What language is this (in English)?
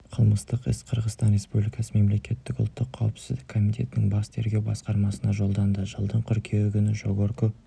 Kazakh